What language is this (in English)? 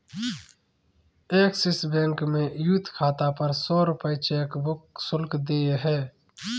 Hindi